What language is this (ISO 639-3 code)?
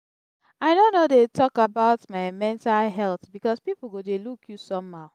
pcm